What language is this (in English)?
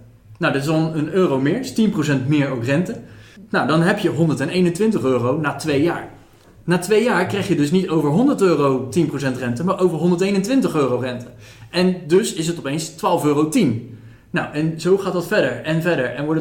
Dutch